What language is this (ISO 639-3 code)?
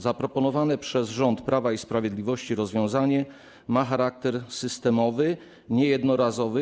pol